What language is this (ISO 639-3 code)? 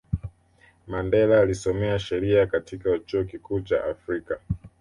swa